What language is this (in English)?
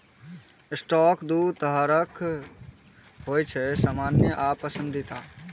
Maithili